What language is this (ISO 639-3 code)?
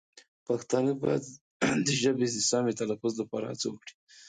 pus